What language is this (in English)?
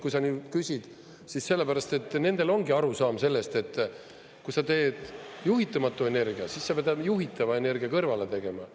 Estonian